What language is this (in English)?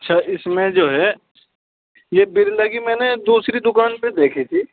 Urdu